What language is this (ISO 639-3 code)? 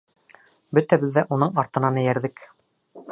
bak